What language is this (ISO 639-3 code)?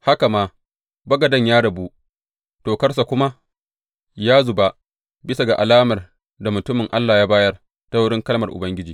hau